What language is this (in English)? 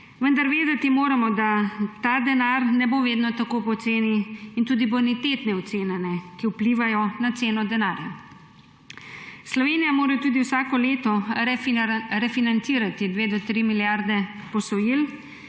Slovenian